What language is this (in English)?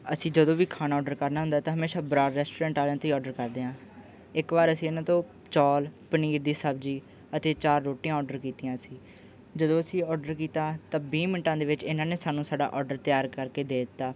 Punjabi